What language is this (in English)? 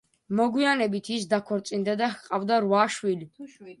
Georgian